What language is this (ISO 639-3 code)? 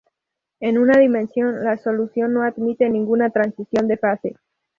spa